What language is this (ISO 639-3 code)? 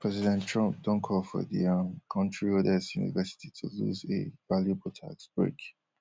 pcm